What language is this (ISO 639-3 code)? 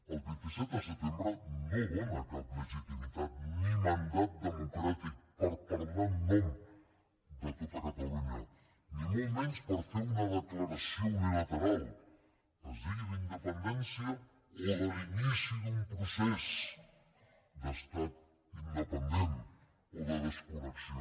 cat